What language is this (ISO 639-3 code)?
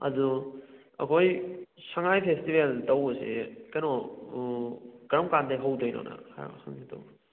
mni